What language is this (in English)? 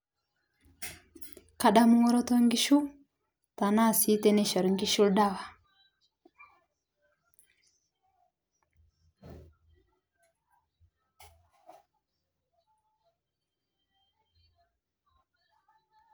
Masai